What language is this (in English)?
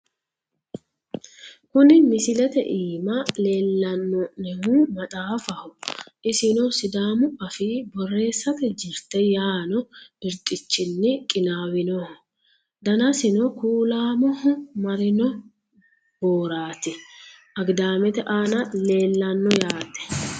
Sidamo